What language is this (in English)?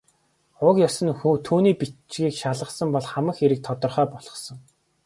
Mongolian